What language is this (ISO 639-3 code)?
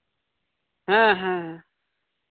sat